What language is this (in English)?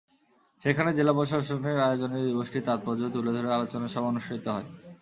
Bangla